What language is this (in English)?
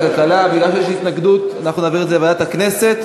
Hebrew